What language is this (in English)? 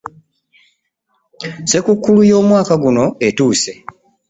Ganda